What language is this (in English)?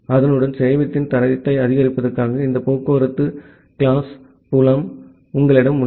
Tamil